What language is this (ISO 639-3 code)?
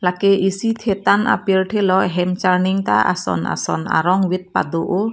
mjw